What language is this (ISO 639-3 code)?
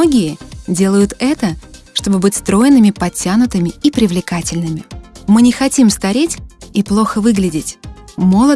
rus